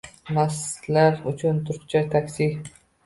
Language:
Uzbek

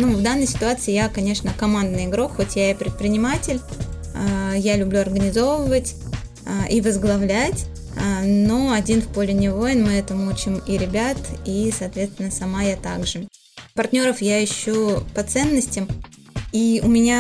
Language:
Russian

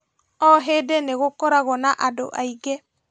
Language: Kikuyu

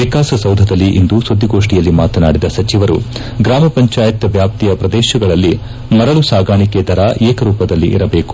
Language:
Kannada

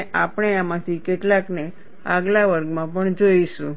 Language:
Gujarati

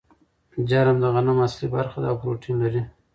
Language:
Pashto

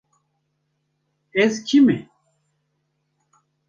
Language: Kurdish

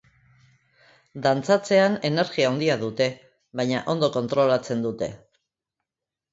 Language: Basque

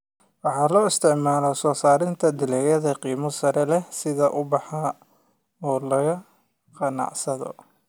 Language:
Somali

